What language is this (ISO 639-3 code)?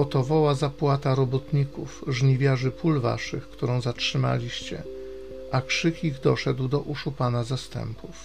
pol